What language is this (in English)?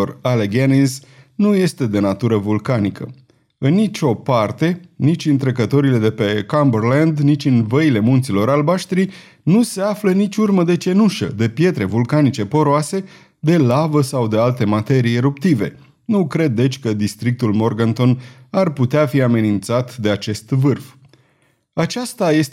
Romanian